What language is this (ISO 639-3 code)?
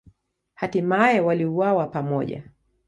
swa